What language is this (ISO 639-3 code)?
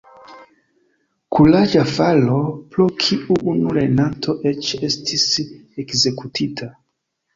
epo